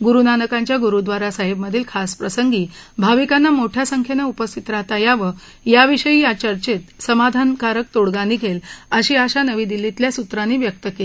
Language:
Marathi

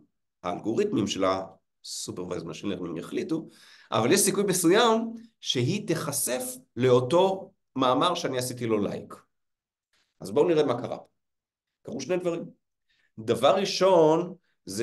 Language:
Hebrew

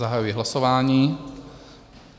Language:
Czech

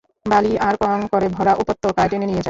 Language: Bangla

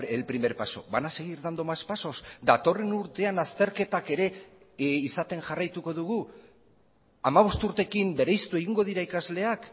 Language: Basque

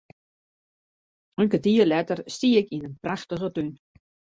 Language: Western Frisian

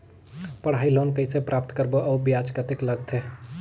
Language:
Chhattisgarhi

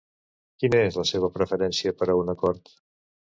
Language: Catalan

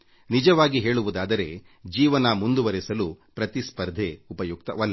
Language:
Kannada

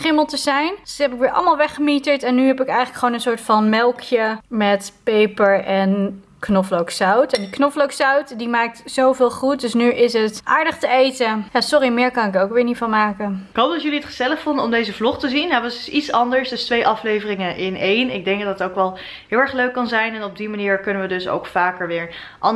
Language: Dutch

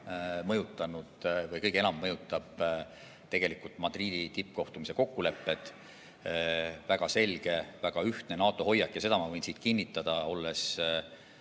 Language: Estonian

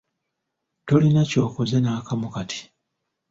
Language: Ganda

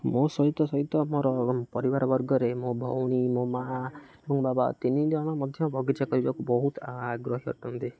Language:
Odia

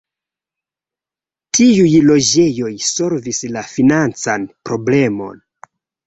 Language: Esperanto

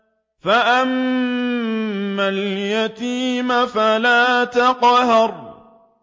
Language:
Arabic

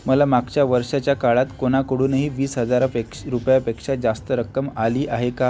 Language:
Marathi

